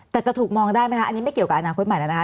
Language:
Thai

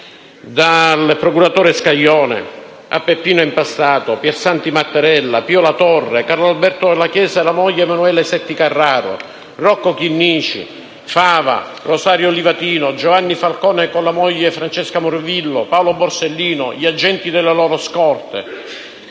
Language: Italian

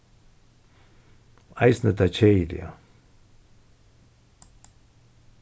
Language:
Faroese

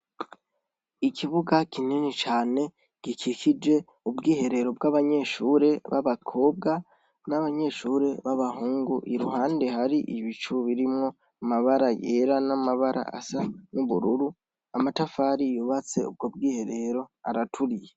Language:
Rundi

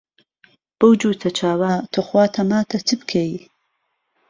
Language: Central Kurdish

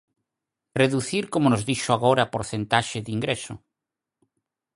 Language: Galician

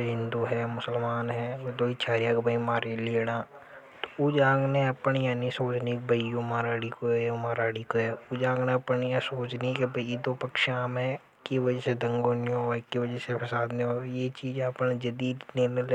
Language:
Hadothi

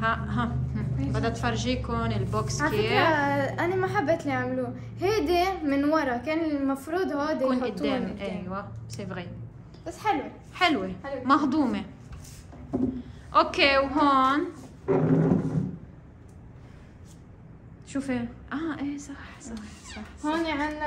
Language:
Arabic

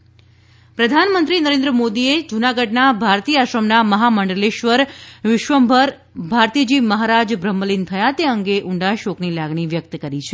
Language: Gujarati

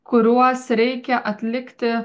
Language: Lithuanian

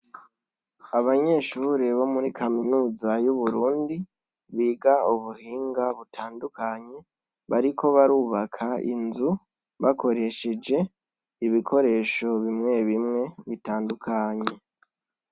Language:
Rundi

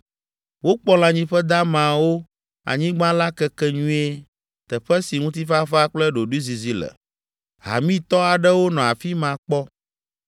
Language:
Ewe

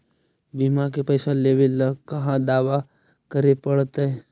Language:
Magahi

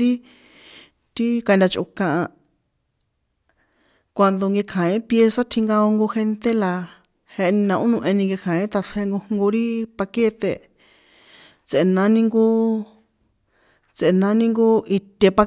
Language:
San Juan Atzingo Popoloca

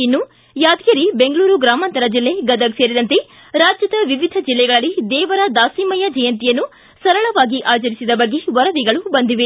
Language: Kannada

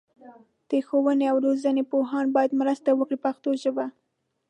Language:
Pashto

